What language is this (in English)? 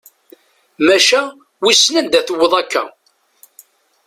Kabyle